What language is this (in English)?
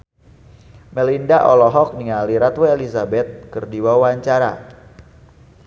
Sundanese